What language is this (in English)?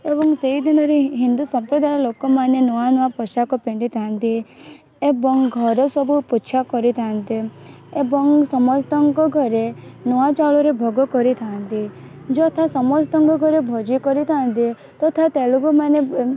Odia